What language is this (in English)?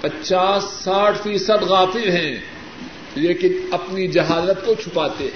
Urdu